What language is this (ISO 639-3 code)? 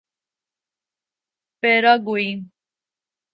urd